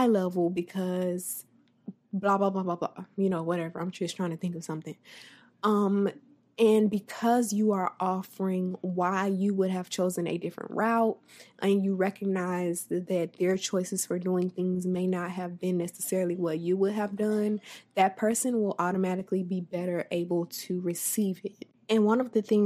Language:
English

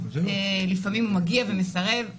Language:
Hebrew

